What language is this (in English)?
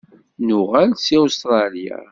Kabyle